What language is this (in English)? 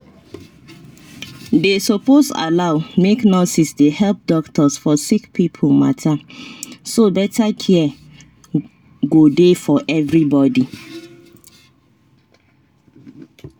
Nigerian Pidgin